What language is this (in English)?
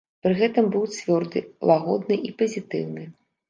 Belarusian